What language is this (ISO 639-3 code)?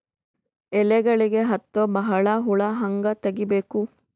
kan